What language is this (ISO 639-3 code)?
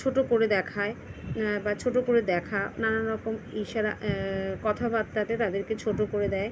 ben